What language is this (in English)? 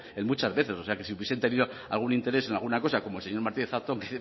Spanish